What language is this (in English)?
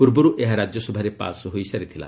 Odia